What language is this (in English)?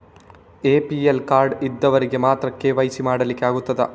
Kannada